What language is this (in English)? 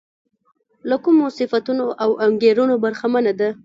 Pashto